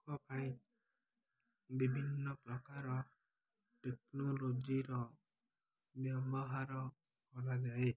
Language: Odia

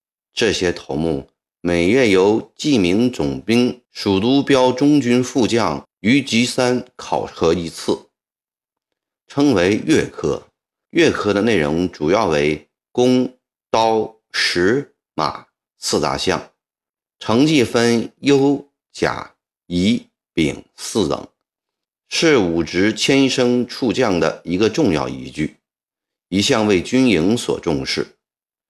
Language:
Chinese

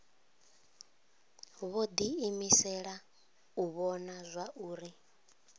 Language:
Venda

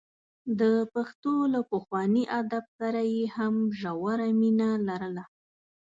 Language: Pashto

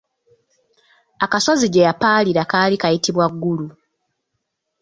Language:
Ganda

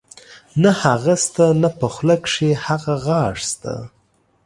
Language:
Pashto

